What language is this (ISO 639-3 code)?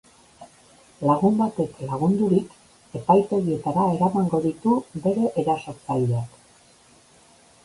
eus